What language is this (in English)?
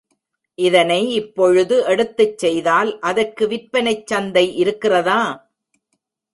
Tamil